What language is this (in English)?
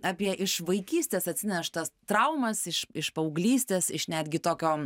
Lithuanian